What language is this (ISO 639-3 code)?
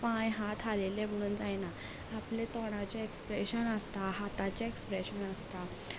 kok